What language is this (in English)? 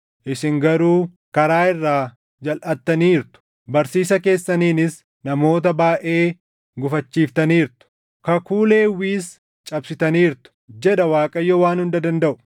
Oromo